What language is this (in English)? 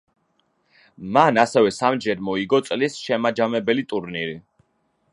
Georgian